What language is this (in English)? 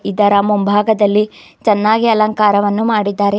Kannada